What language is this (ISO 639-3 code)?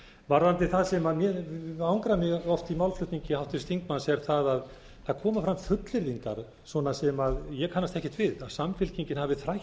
isl